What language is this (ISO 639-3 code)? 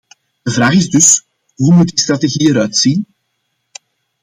nld